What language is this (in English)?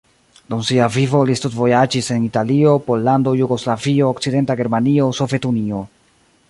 Esperanto